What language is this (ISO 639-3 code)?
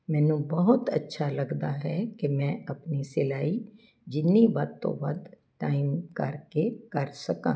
pan